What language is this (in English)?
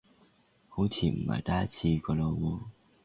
Cantonese